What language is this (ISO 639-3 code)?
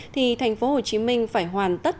vie